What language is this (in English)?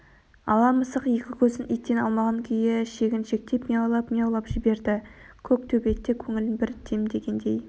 Kazakh